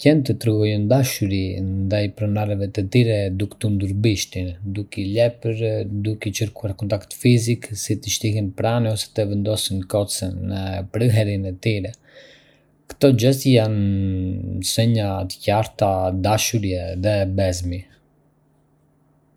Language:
Arbëreshë Albanian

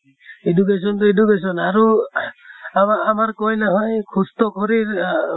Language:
Assamese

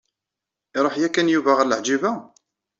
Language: Kabyle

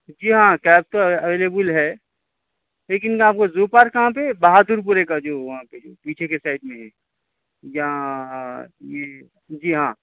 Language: Urdu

